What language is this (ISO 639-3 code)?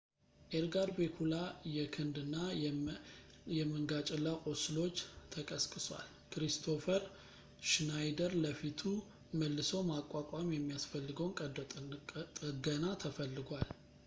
amh